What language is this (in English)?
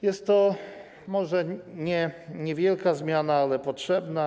Polish